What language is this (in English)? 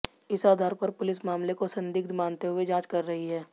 Hindi